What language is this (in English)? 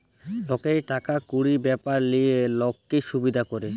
Bangla